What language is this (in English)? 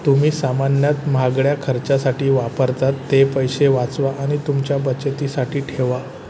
Marathi